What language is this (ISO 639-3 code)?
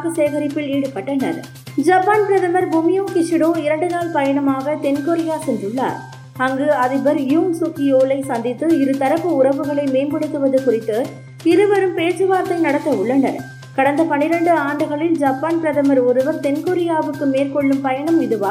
tam